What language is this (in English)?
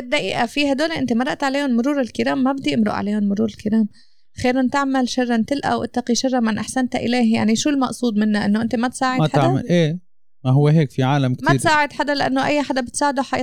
Arabic